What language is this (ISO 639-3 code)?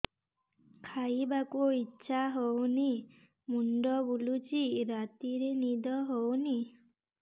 ori